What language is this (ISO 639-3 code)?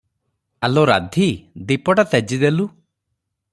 ori